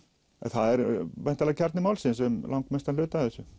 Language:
Icelandic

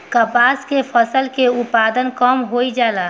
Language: Bhojpuri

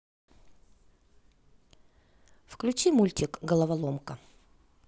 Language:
Russian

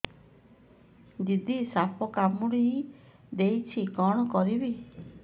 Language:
Odia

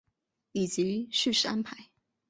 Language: Chinese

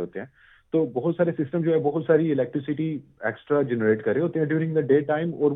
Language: Urdu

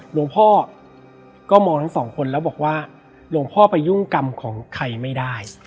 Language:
Thai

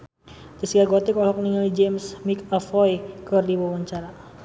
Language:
Sundanese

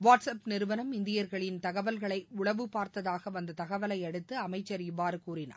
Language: Tamil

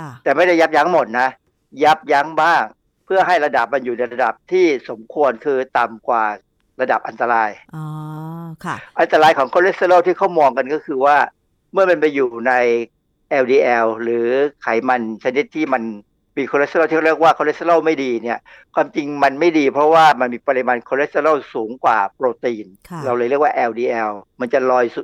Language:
Thai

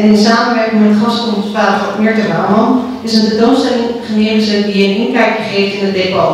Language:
Dutch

